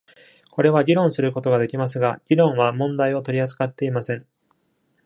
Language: Japanese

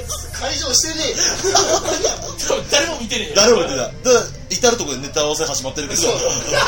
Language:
Japanese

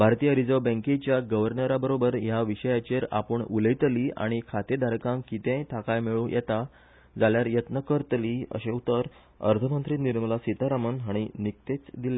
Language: Konkani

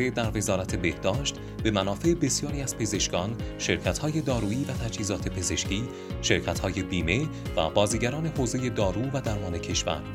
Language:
Persian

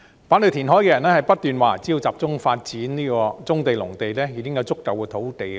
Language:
Cantonese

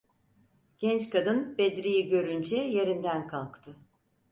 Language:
Turkish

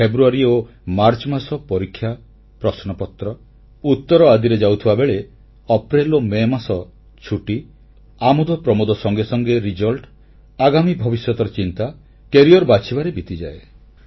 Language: Odia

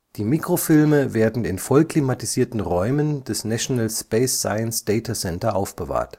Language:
German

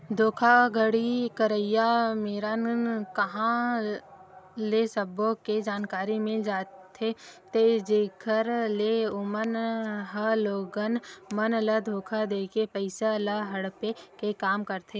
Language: Chhattisgarhi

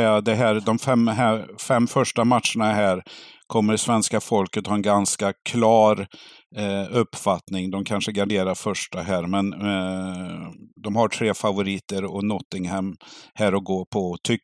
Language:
Swedish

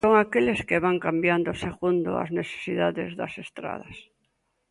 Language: Galician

